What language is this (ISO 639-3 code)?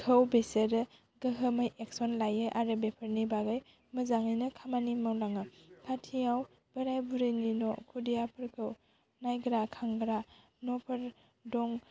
brx